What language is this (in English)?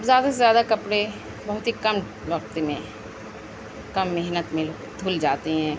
Urdu